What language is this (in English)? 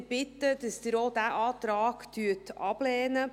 Swiss German